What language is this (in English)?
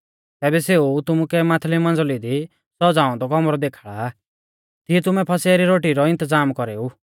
Mahasu Pahari